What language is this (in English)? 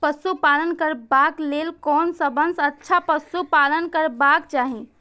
Maithili